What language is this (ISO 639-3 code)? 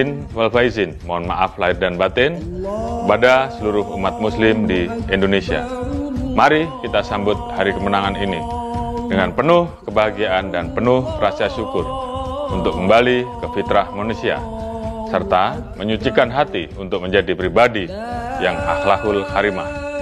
ind